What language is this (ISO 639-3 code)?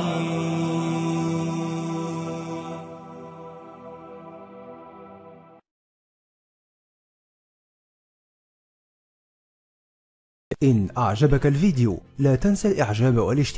ara